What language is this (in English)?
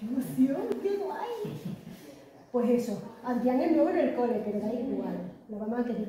Spanish